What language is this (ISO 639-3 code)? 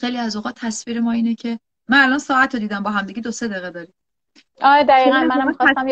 fas